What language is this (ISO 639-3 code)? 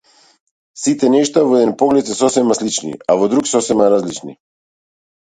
mkd